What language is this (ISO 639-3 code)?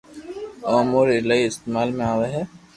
lrk